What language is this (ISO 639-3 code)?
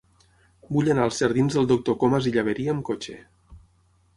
cat